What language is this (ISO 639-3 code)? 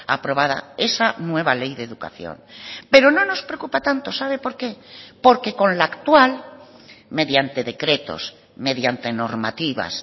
spa